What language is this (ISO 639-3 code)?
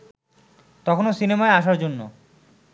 ben